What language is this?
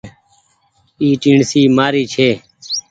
Goaria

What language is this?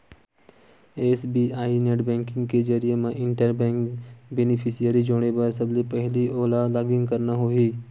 Chhattisgarhi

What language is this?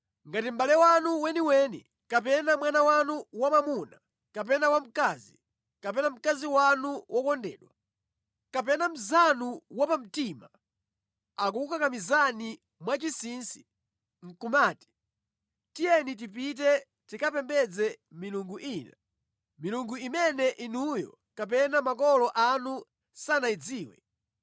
Nyanja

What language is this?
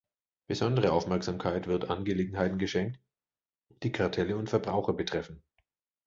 German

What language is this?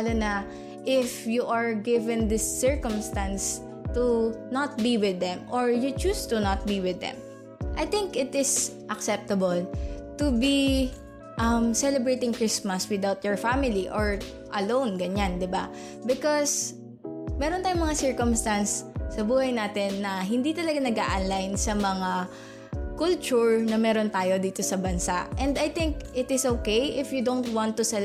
Filipino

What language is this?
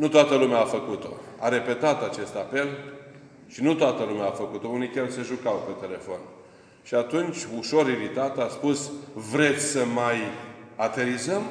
Romanian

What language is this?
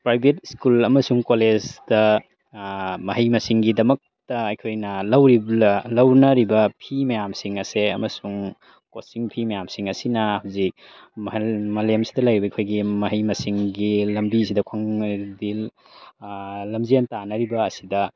Manipuri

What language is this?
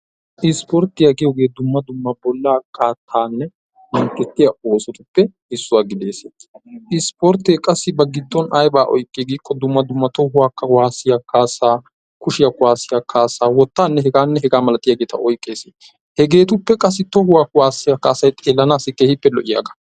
Wolaytta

